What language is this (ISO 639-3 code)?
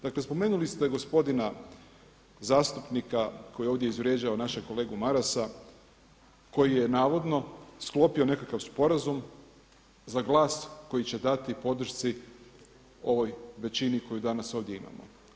hrv